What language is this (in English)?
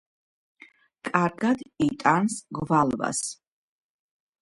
Georgian